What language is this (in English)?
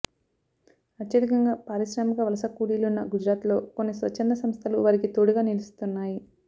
Telugu